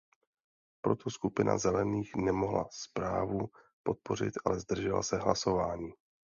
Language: Czech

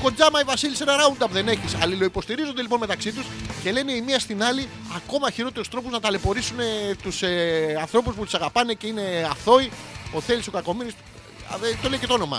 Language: Greek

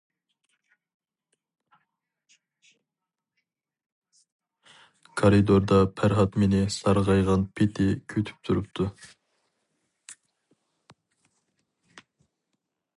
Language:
Uyghur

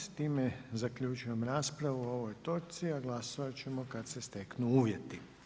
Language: Croatian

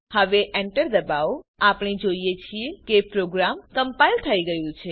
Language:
Gujarati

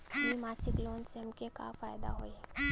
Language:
Bhojpuri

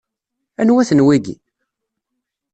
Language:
Kabyle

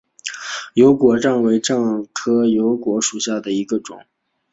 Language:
Chinese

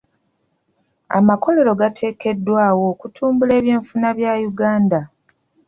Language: Ganda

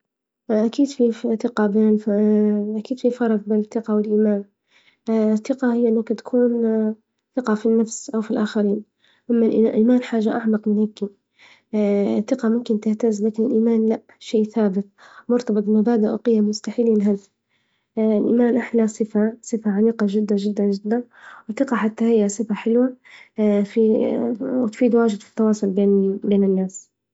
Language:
Libyan Arabic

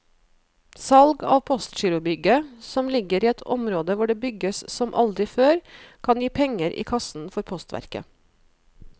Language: Norwegian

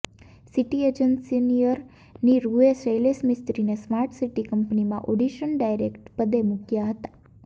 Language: Gujarati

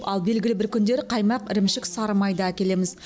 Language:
Kazakh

